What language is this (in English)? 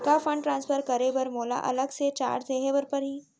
Chhattisgarhi